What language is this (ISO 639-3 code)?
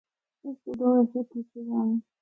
hno